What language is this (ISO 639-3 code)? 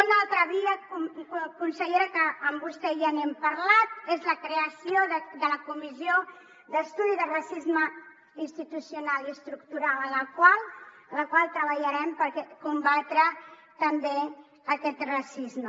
cat